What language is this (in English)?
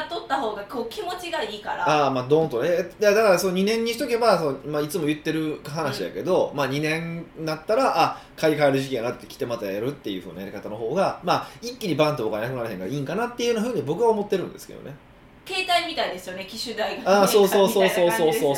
Japanese